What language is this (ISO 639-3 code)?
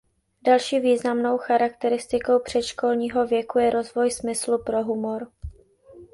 ces